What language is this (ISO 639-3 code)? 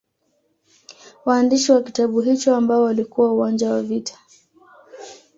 swa